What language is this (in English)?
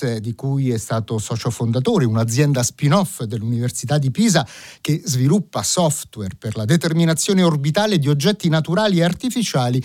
Italian